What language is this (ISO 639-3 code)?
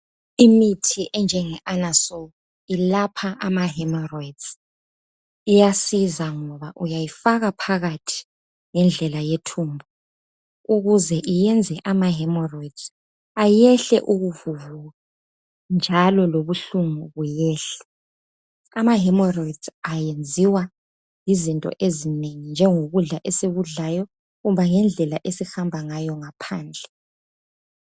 nde